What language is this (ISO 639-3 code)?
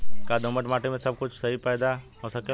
bho